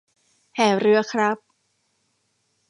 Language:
Thai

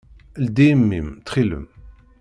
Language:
Kabyle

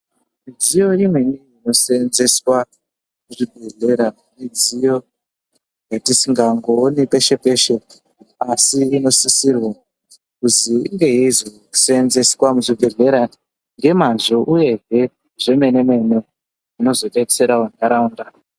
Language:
Ndau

